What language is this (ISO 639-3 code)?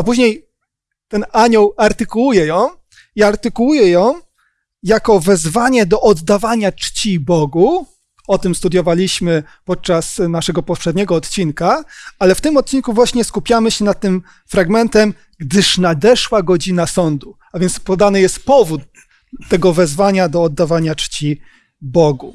pol